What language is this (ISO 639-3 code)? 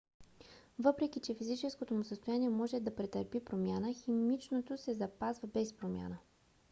bul